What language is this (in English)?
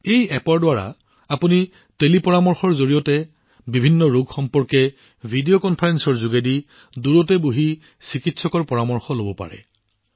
Assamese